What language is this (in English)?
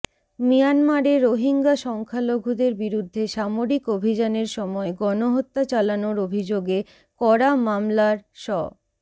Bangla